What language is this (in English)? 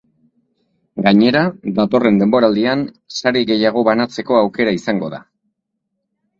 Basque